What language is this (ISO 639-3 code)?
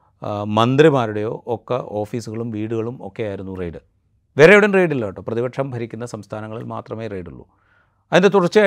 mal